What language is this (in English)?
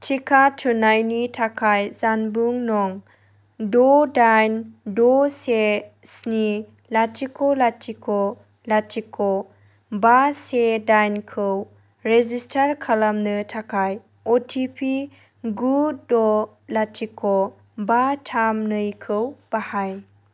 Bodo